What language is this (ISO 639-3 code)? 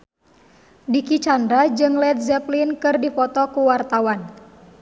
sun